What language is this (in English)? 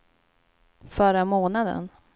Swedish